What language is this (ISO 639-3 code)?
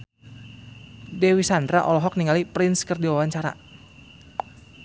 sun